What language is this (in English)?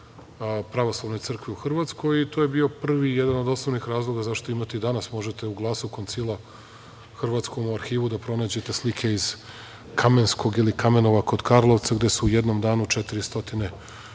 Serbian